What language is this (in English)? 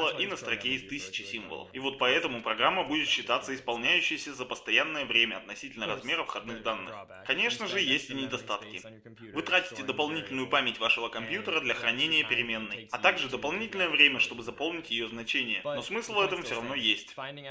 Russian